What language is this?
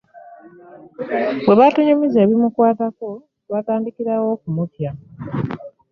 Ganda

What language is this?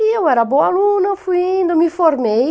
Portuguese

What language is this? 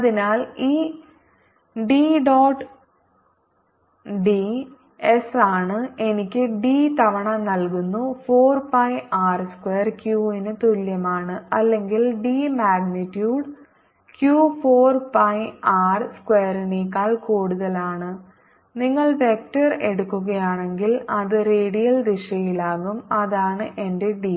Malayalam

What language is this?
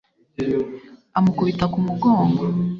Kinyarwanda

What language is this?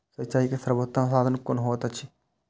Maithili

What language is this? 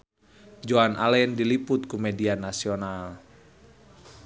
Sundanese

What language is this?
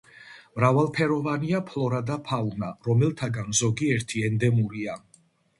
Georgian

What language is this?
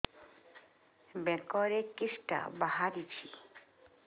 Odia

